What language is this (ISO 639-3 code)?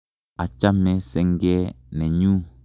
kln